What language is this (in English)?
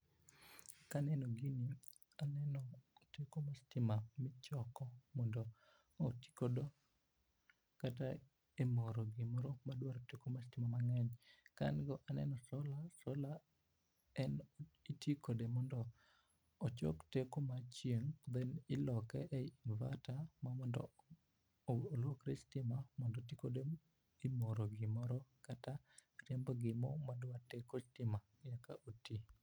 Luo (Kenya and Tanzania)